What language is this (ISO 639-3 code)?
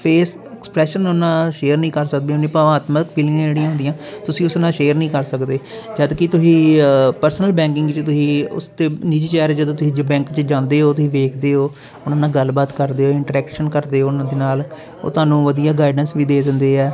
pan